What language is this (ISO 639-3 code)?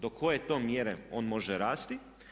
hrv